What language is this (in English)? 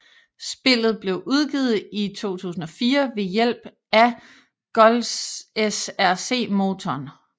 Danish